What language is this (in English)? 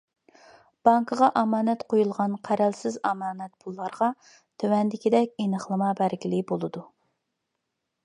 Uyghur